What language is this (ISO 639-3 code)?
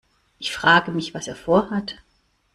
deu